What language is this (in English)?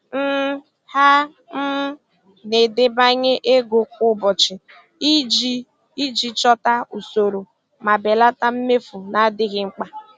Igbo